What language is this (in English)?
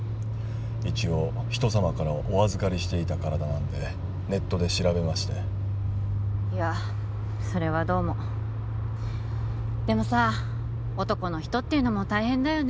Japanese